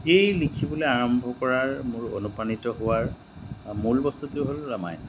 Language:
Assamese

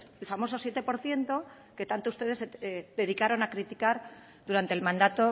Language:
Spanish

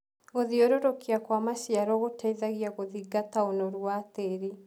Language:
Kikuyu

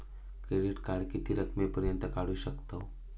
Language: Marathi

